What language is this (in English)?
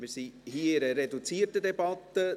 Swiss German